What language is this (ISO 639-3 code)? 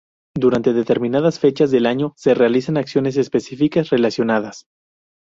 spa